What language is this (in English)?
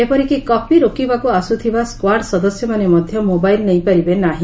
Odia